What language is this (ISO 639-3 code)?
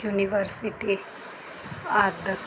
pan